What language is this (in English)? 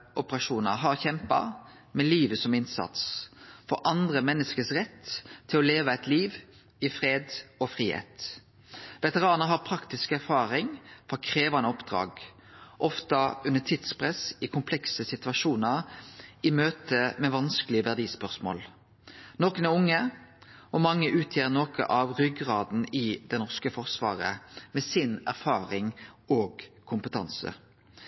Norwegian Nynorsk